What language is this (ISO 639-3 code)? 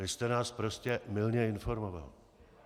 ces